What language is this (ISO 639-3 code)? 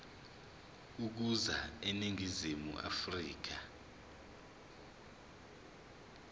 zul